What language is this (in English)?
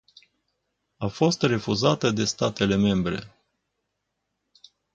Romanian